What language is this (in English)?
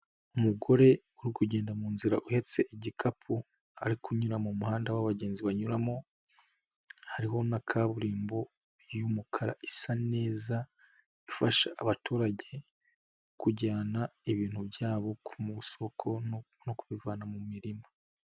Kinyarwanda